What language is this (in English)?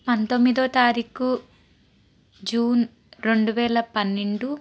Telugu